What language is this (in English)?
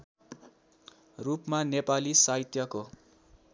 Nepali